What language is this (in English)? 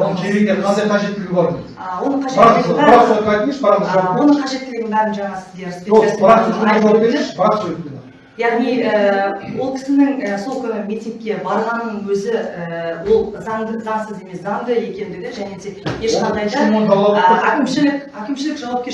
Turkish